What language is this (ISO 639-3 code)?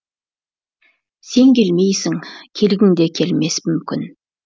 kaz